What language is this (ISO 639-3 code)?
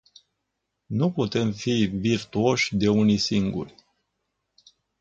ron